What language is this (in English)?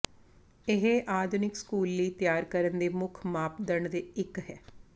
Punjabi